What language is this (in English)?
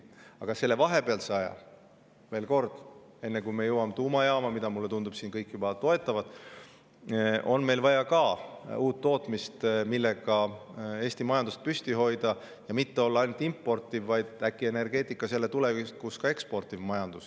Estonian